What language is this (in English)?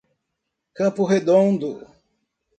Portuguese